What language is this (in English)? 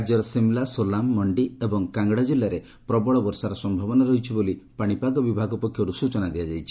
Odia